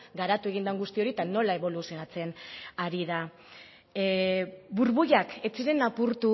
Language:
Basque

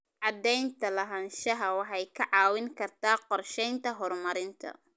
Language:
Somali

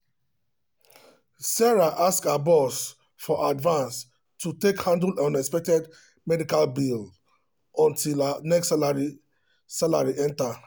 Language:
Nigerian Pidgin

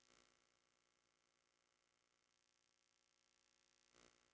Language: Magahi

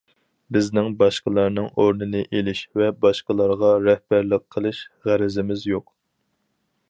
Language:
Uyghur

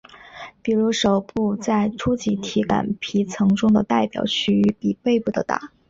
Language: Chinese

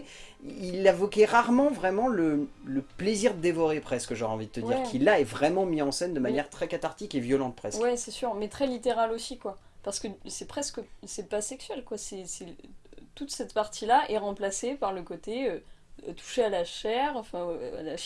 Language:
French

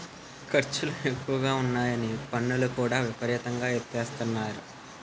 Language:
Telugu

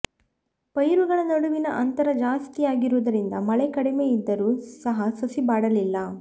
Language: Kannada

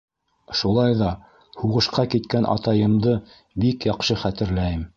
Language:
Bashkir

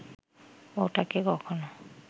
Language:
Bangla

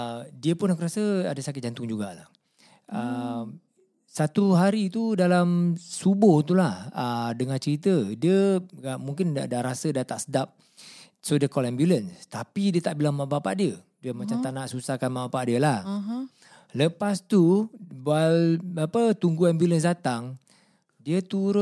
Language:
Malay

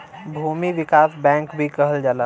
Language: Bhojpuri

